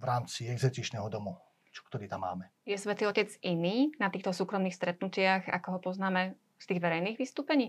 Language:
Slovak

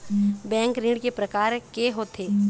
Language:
Chhattisgarhi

